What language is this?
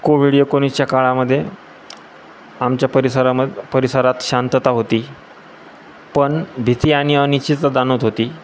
Marathi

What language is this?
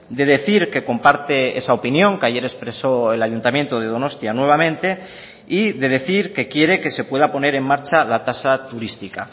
Spanish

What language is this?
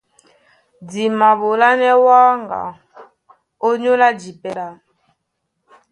Duala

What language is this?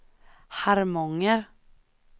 Swedish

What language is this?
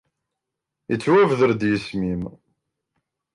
Kabyle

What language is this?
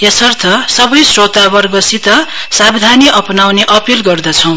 Nepali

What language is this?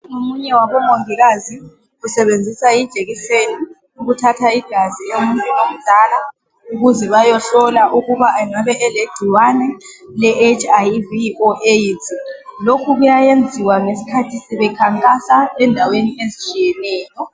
North Ndebele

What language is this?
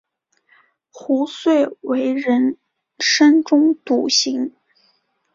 Chinese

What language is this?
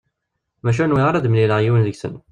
Kabyle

